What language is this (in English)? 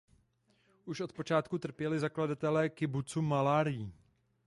Czech